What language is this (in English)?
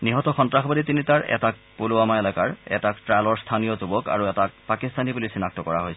Assamese